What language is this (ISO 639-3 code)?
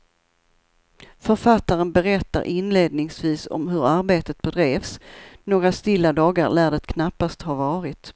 swe